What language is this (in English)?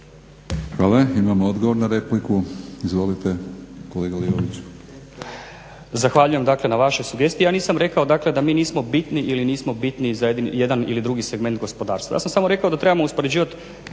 Croatian